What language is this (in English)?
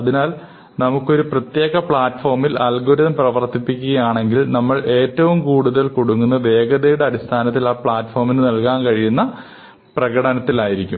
Malayalam